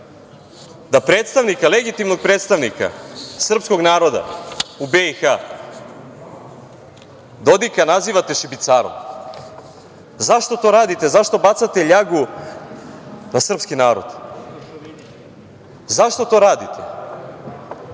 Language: Serbian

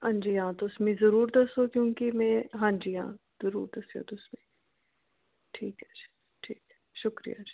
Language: Dogri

